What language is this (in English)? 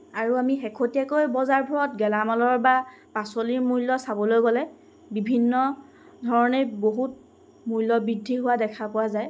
Assamese